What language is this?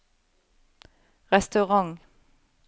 Norwegian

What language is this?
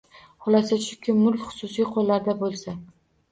Uzbek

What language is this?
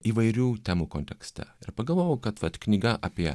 Lithuanian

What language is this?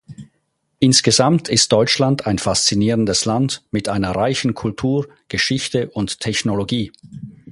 German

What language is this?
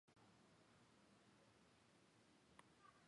Chinese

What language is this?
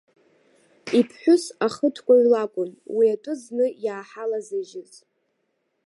Abkhazian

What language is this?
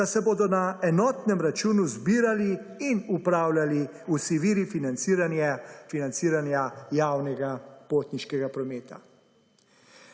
Slovenian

